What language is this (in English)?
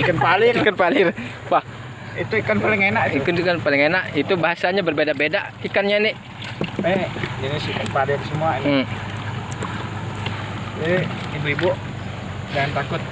Indonesian